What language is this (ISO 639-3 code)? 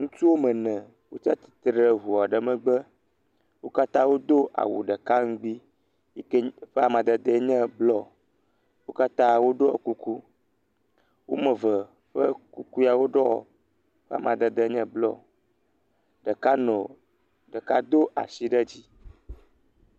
ewe